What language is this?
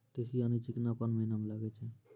Maithili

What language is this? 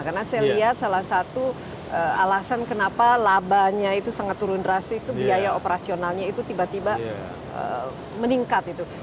Indonesian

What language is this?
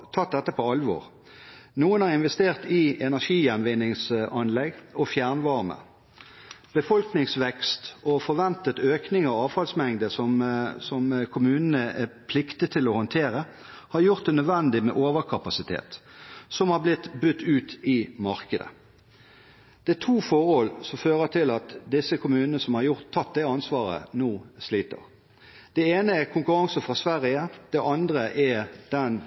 Norwegian Bokmål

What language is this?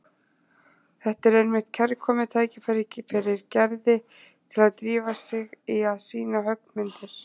Icelandic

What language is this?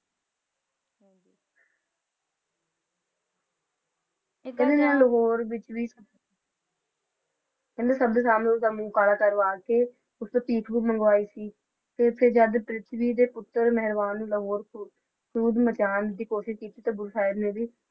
Punjabi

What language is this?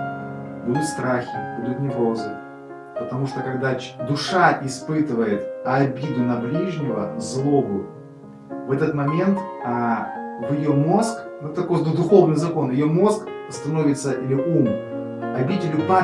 Russian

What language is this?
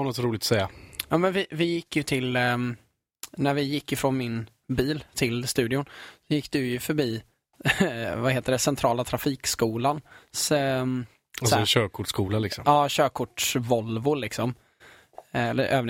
Swedish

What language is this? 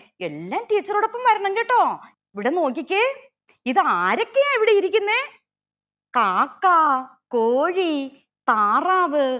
Malayalam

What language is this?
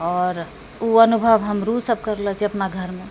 Maithili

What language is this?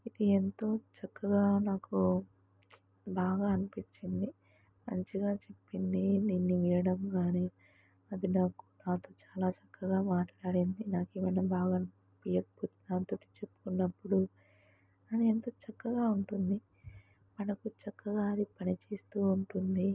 Telugu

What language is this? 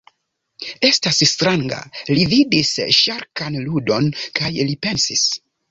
Esperanto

